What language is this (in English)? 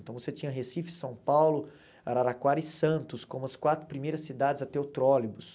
Portuguese